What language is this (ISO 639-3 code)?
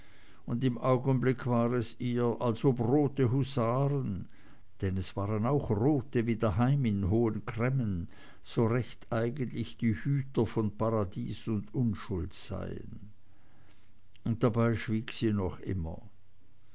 deu